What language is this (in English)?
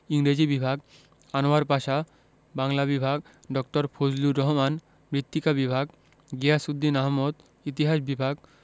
Bangla